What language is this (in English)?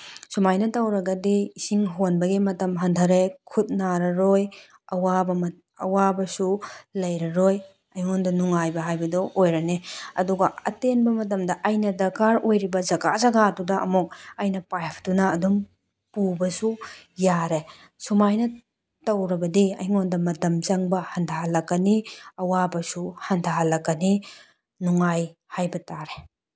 Manipuri